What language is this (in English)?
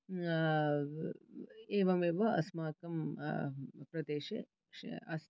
Sanskrit